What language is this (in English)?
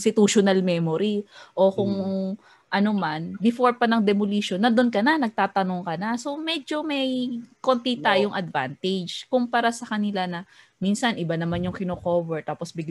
Filipino